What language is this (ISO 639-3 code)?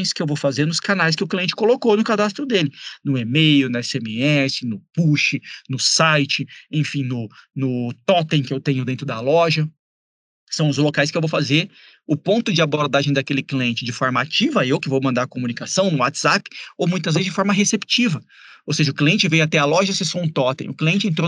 por